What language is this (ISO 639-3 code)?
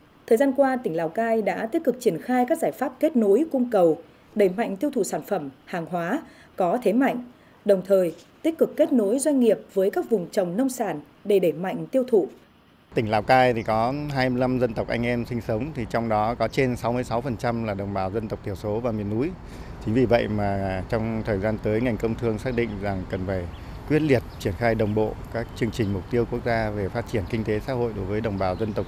vie